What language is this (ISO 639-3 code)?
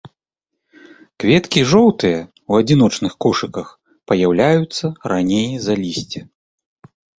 bel